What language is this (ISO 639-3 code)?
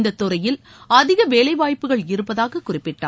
tam